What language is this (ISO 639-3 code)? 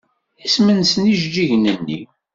kab